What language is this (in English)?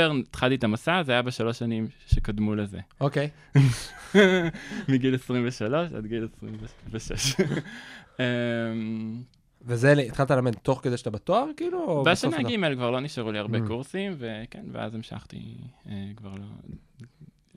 Hebrew